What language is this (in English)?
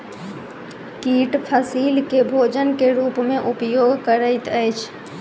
Maithili